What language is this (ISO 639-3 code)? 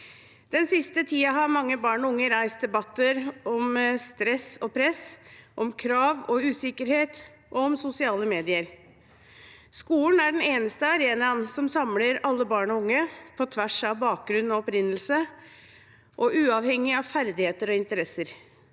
nor